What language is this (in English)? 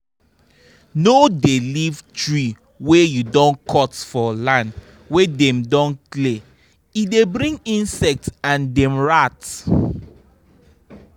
Nigerian Pidgin